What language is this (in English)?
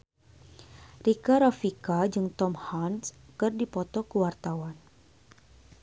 Sundanese